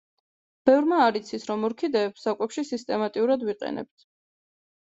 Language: Georgian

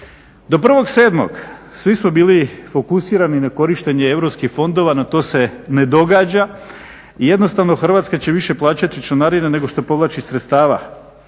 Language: Croatian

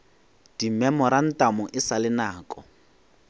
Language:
Northern Sotho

